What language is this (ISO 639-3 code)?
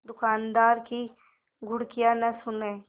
hin